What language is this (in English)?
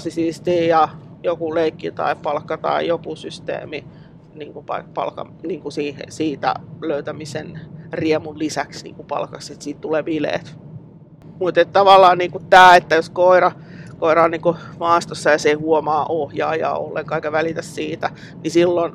Finnish